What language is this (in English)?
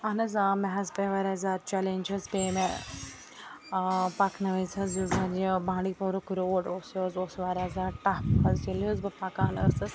Kashmiri